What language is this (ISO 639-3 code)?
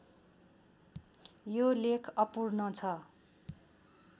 nep